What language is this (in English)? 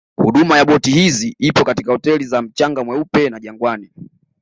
Swahili